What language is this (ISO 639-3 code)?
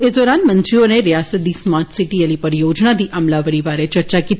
doi